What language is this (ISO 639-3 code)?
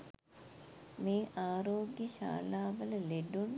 sin